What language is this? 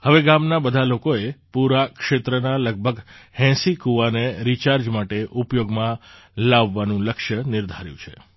Gujarati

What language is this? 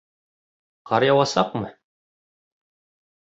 Bashkir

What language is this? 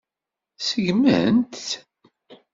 Kabyle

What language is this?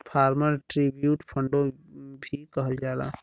Bhojpuri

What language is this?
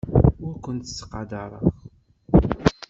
Kabyle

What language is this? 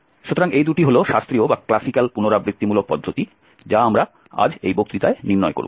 Bangla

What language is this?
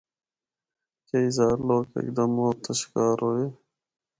Northern Hindko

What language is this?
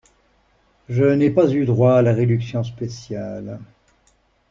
French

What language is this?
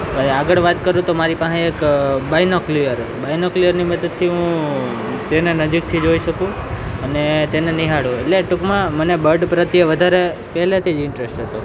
Gujarati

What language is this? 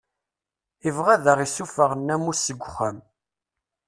Kabyle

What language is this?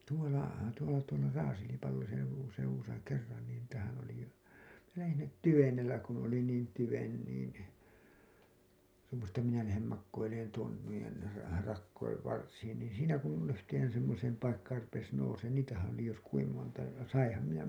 Finnish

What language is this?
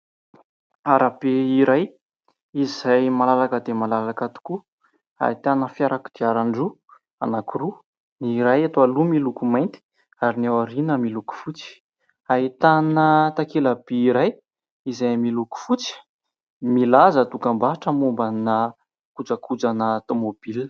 Malagasy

